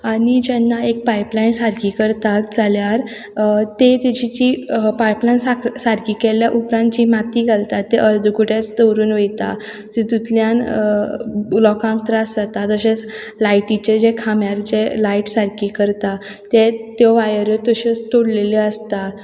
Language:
Konkani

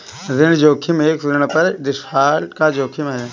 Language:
Hindi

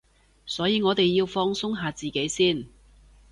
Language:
Cantonese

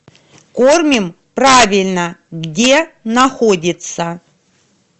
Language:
Russian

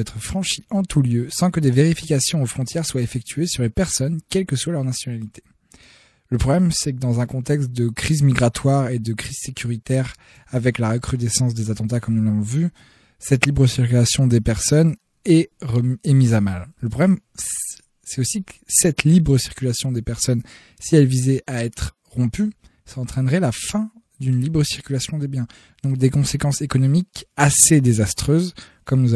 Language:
French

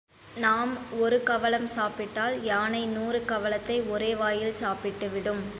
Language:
Tamil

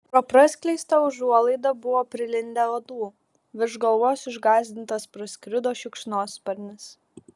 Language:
Lithuanian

